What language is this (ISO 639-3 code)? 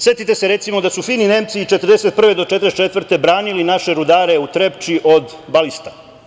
srp